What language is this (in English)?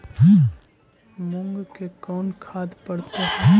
Magahi